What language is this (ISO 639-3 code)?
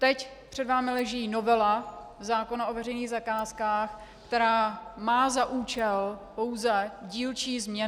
ces